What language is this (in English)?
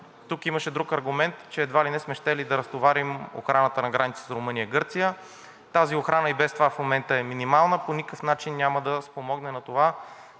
Bulgarian